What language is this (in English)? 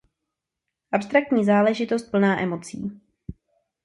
Czech